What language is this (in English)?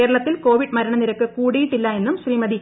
Malayalam